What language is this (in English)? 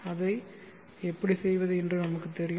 Tamil